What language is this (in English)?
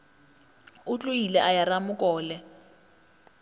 Northern Sotho